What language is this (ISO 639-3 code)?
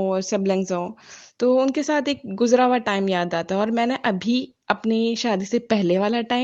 urd